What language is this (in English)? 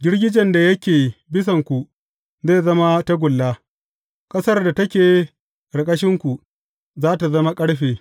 Hausa